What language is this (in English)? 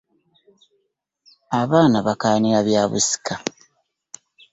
Ganda